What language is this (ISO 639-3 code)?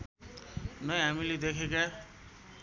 nep